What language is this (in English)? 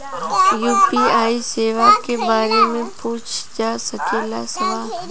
Bhojpuri